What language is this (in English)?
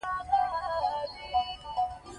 Pashto